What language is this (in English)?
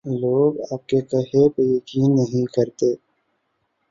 Urdu